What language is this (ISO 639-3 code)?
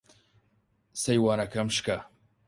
ckb